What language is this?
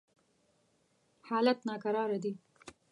Pashto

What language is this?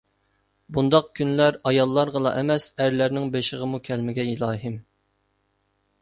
Uyghur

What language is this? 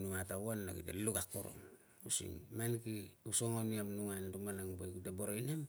Tungag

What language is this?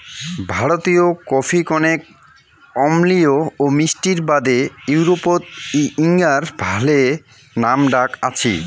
Bangla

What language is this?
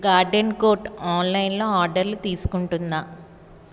Telugu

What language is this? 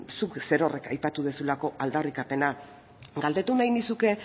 Basque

